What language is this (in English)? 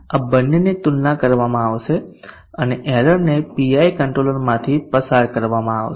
Gujarati